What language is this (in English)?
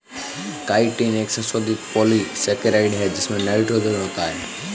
Hindi